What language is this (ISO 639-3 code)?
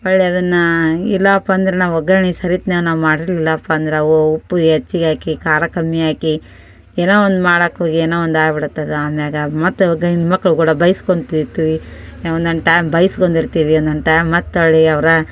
kan